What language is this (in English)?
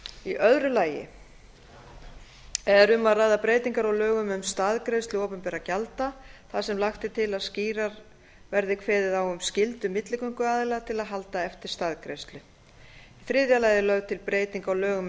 Icelandic